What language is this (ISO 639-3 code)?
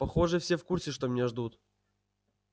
rus